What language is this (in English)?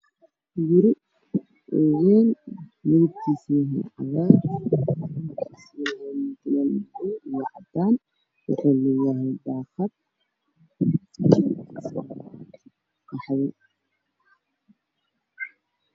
Somali